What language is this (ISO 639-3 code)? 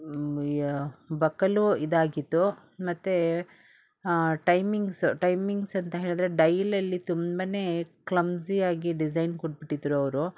kan